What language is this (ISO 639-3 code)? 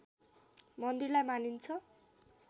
nep